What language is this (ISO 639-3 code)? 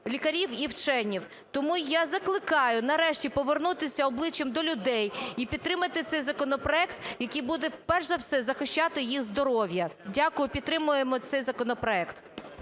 ukr